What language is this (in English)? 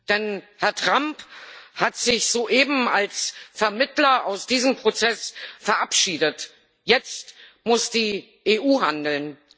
German